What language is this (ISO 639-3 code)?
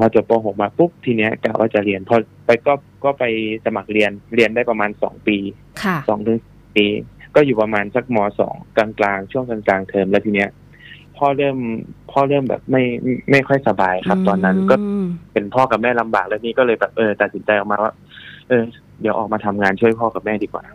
tha